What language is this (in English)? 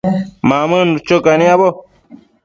Matsés